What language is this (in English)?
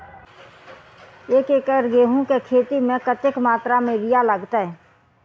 Maithili